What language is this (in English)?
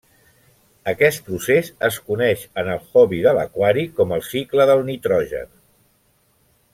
Catalan